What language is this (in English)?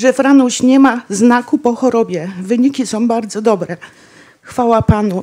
Polish